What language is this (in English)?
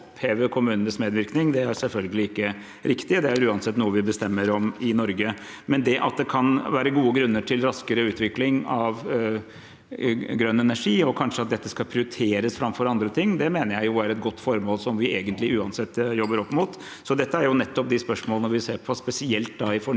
Norwegian